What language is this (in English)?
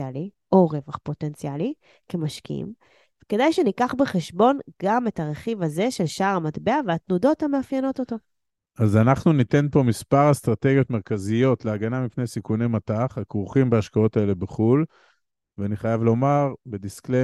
Hebrew